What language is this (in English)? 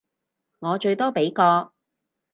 Cantonese